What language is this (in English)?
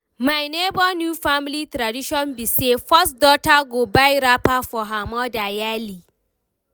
Nigerian Pidgin